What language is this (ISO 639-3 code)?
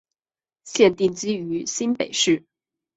zho